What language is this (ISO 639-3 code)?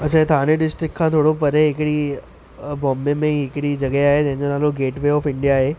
snd